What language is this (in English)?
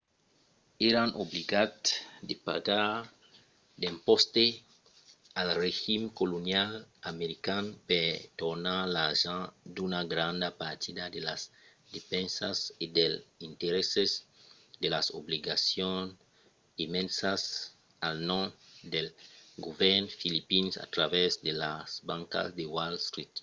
Occitan